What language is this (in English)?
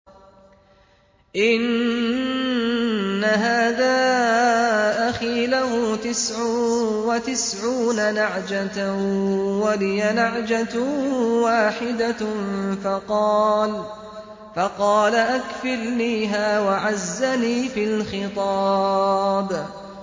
Arabic